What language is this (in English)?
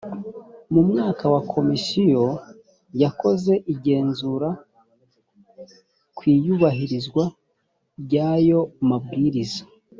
Kinyarwanda